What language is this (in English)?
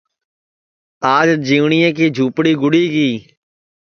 Sansi